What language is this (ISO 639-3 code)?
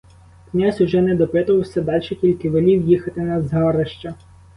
ukr